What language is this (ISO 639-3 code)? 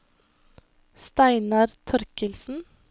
nor